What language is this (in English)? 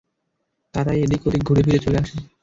Bangla